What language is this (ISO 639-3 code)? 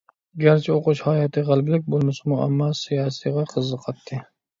uig